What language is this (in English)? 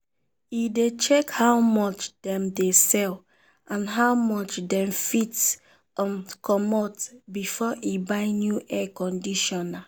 Nigerian Pidgin